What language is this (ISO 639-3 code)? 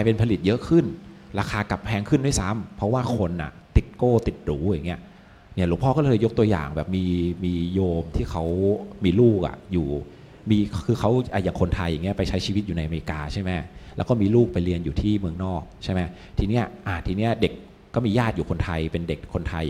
tha